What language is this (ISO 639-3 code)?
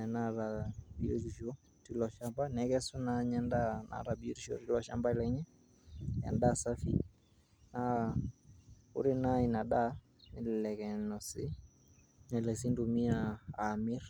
mas